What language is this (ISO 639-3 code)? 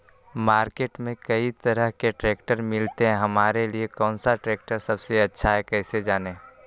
mag